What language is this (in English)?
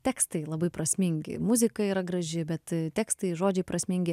Lithuanian